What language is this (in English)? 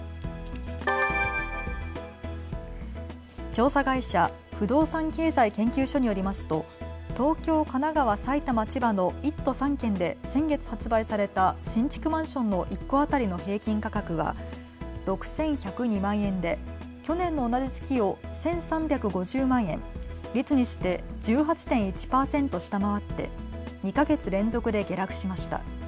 Japanese